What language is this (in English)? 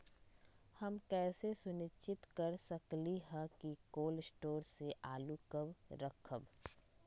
Magahi